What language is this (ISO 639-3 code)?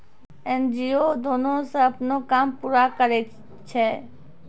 mai